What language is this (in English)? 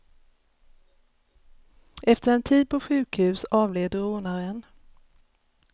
Swedish